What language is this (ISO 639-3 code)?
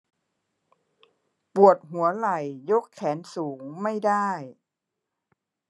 tha